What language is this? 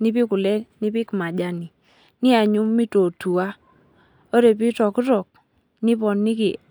Masai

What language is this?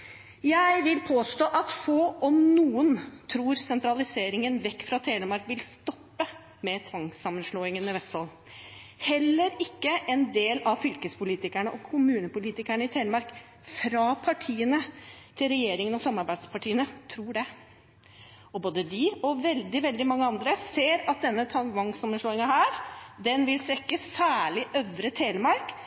Norwegian Bokmål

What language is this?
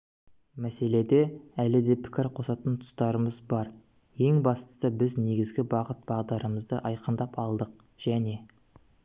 Kazakh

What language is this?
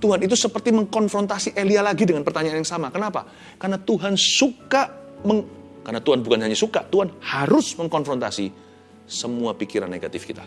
Indonesian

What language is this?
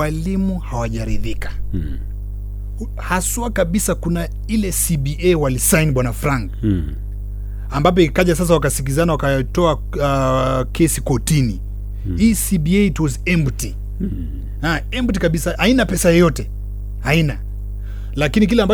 Swahili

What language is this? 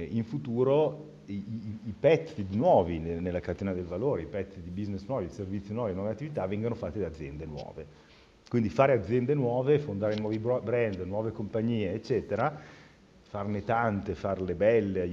Italian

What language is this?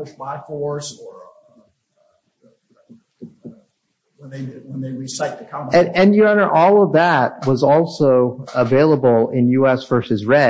English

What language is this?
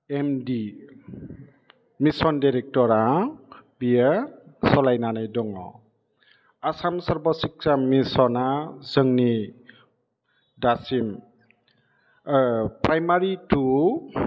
Bodo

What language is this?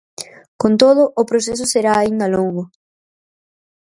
Galician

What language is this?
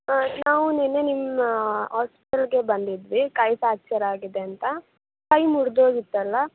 Kannada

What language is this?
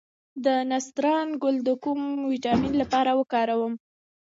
Pashto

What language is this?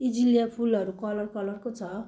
Nepali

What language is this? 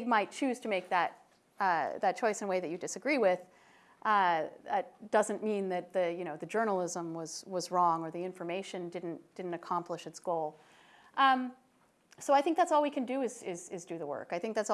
English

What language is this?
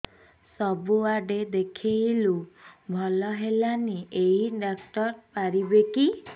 Odia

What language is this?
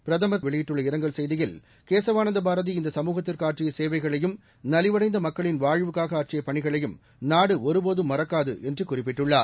Tamil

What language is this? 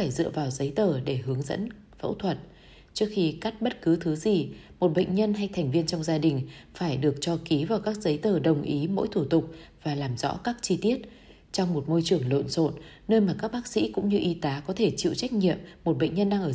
Vietnamese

